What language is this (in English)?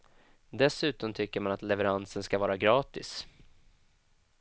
Swedish